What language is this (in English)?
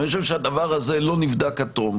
Hebrew